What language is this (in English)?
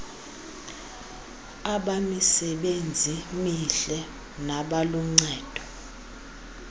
Xhosa